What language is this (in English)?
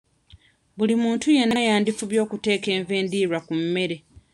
Ganda